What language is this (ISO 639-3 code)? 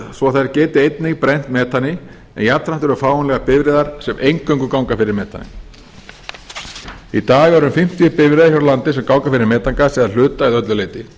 isl